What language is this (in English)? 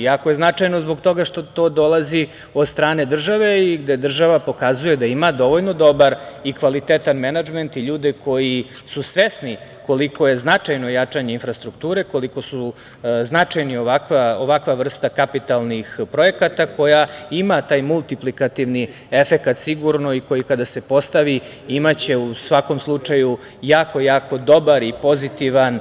Serbian